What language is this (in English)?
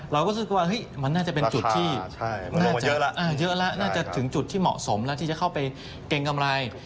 Thai